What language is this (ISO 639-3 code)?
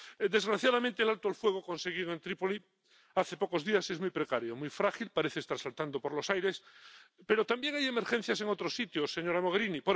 spa